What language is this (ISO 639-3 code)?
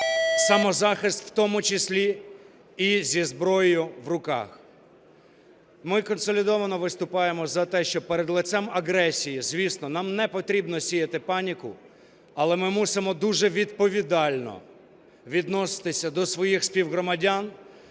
ukr